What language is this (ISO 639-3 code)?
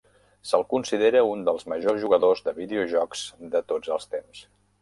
cat